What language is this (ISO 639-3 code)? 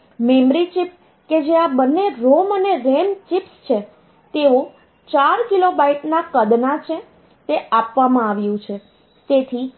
guj